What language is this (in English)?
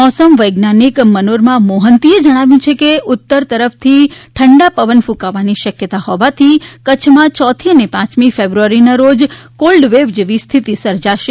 Gujarati